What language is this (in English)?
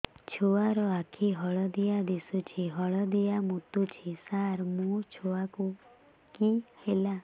Odia